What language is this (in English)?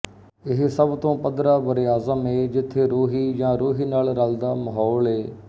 Punjabi